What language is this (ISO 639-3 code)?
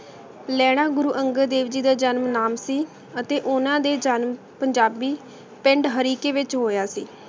pan